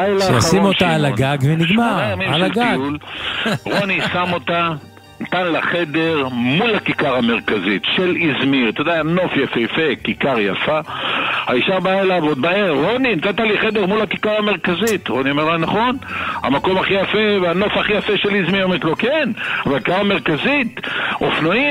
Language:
Hebrew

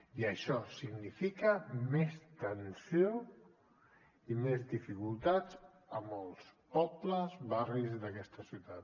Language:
Catalan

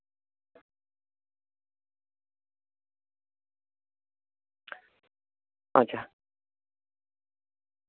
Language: Santali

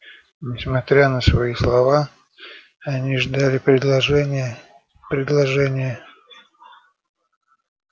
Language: Russian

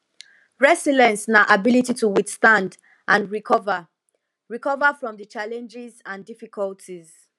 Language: Nigerian Pidgin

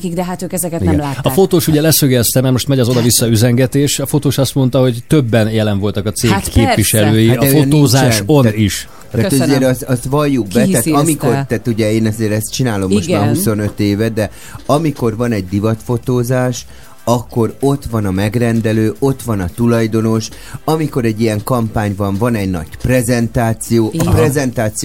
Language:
Hungarian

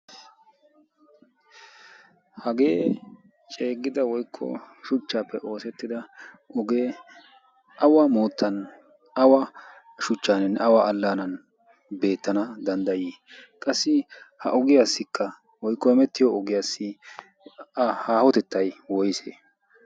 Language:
Wolaytta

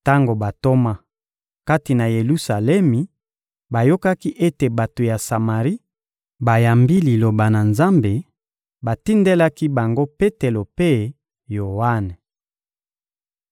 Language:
Lingala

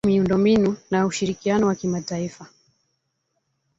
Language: Swahili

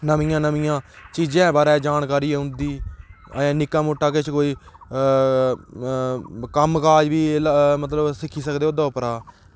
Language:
Dogri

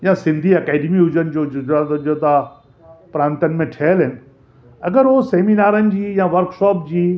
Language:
Sindhi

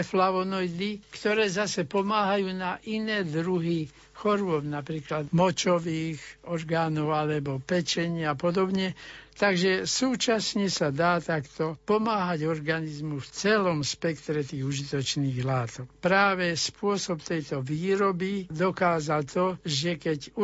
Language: Slovak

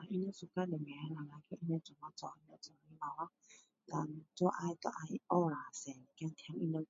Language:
Min Dong Chinese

